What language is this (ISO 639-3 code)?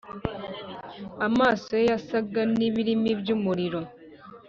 kin